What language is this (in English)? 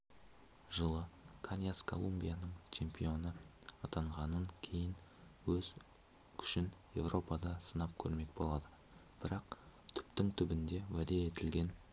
Kazakh